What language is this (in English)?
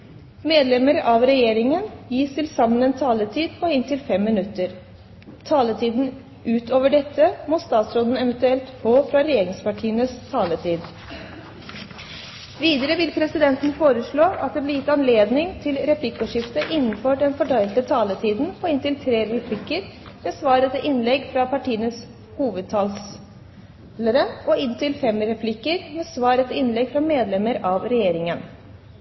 Norwegian Bokmål